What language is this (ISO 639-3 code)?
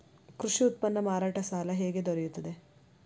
kan